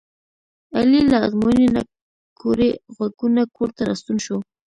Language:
Pashto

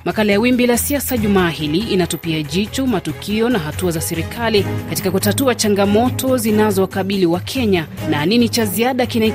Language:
Swahili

